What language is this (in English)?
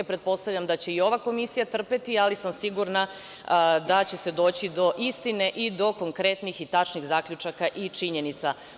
Serbian